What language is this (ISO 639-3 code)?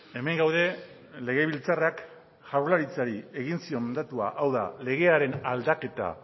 eus